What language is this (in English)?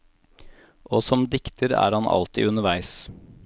Norwegian